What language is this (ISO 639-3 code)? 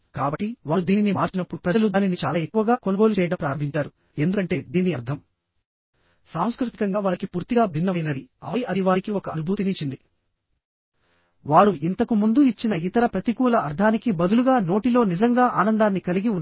tel